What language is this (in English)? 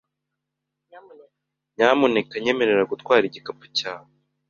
Kinyarwanda